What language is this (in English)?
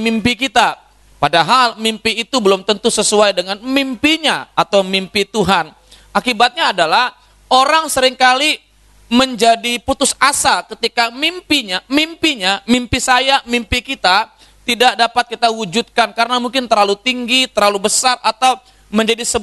Indonesian